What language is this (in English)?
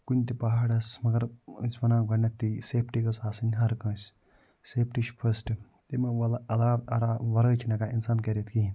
Kashmiri